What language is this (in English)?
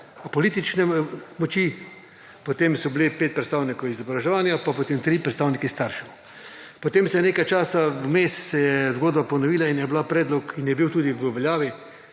Slovenian